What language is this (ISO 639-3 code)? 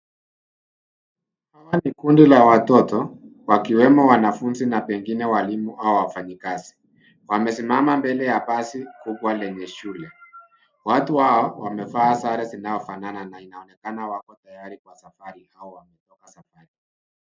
swa